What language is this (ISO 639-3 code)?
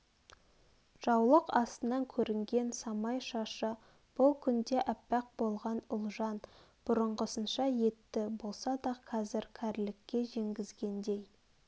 kaz